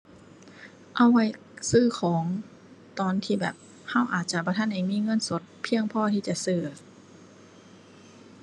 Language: Thai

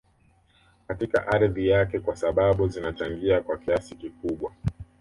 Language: Swahili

